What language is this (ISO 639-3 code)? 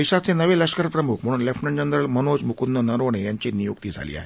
mar